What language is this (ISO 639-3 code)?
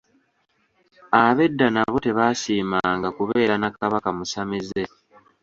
lug